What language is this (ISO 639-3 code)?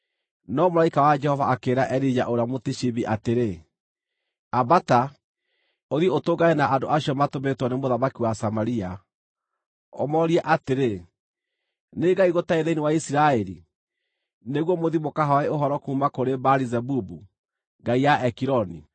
kik